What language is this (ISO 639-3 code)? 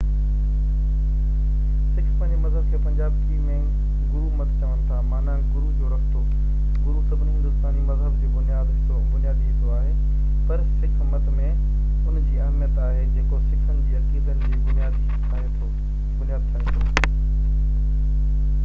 snd